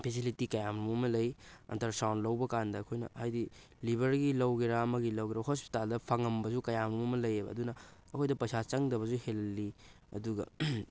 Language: Manipuri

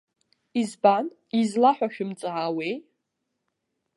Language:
Abkhazian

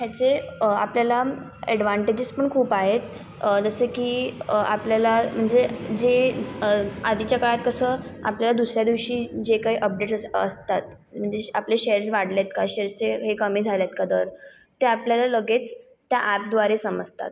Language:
Marathi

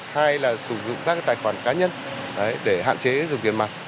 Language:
Vietnamese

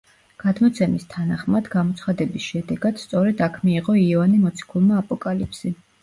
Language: Georgian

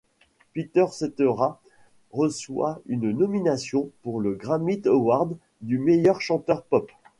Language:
French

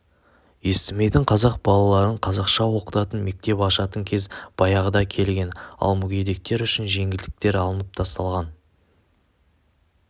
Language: Kazakh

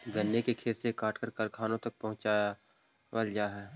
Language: Magahi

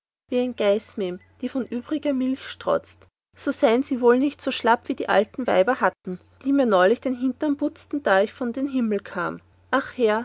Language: German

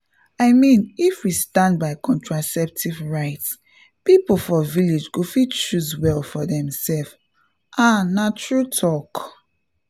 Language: Nigerian Pidgin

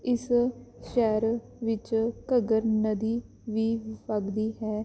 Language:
Punjabi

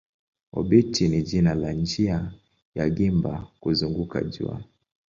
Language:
Swahili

